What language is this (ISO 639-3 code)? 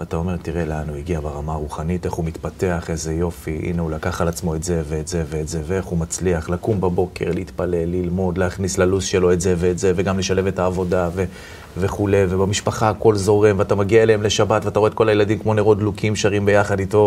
heb